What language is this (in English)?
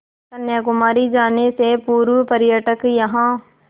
Hindi